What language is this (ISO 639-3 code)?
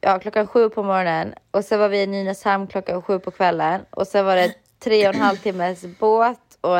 swe